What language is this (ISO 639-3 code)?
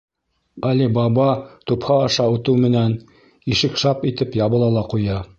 bak